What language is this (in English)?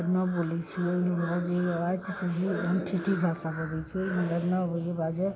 Maithili